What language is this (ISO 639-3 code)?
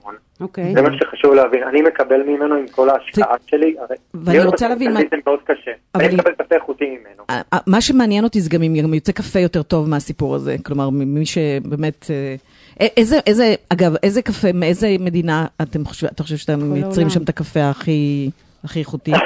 heb